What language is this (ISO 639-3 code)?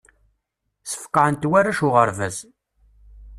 kab